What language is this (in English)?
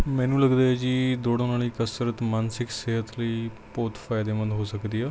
Punjabi